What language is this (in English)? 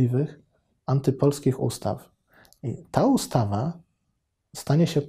Polish